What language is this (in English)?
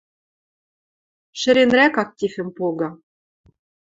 Western Mari